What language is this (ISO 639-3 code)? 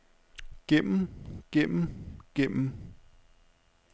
dan